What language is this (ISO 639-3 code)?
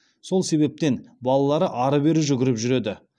kaz